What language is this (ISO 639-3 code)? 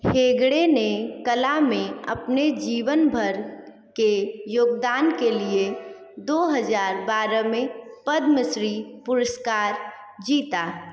hin